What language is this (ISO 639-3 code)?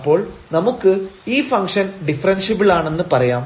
mal